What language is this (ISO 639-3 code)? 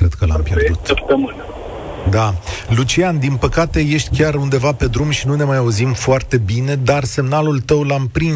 ron